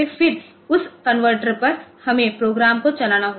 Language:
Hindi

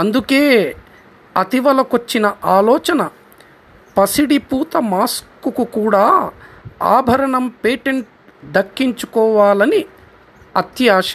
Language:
Telugu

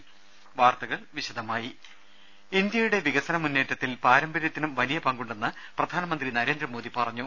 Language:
Malayalam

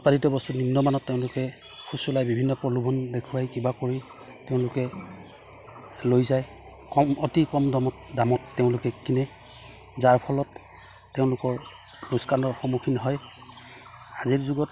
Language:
Assamese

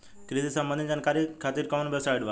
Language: Bhojpuri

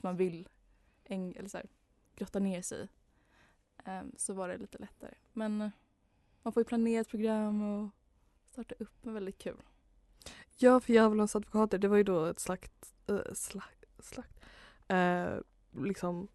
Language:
Swedish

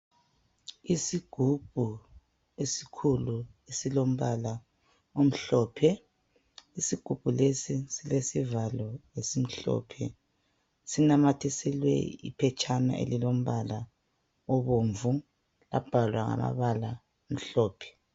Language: North Ndebele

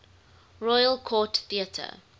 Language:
English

